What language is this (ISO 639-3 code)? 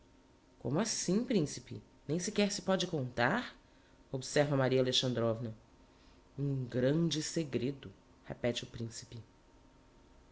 por